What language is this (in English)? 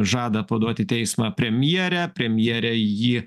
Lithuanian